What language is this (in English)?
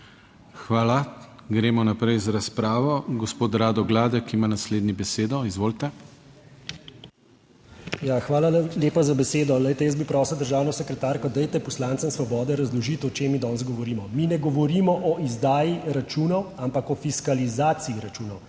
Slovenian